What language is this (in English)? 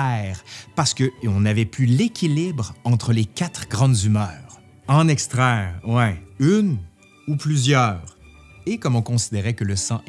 French